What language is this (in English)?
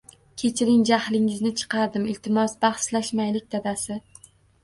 Uzbek